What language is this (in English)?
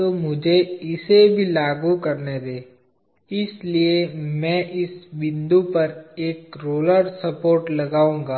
Hindi